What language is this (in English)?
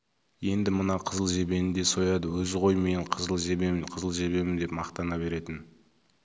Kazakh